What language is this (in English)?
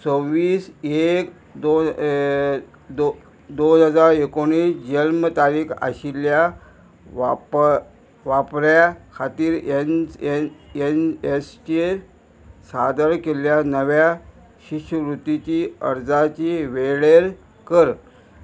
Konkani